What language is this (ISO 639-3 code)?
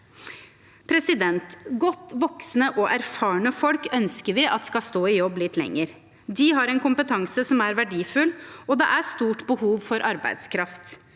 nor